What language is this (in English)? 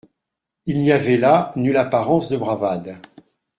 French